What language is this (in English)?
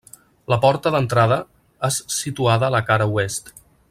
Catalan